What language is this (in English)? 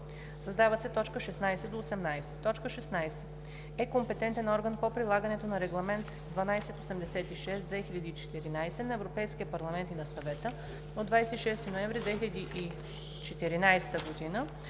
Bulgarian